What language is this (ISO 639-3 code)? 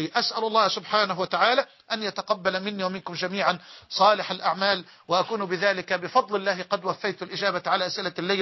ara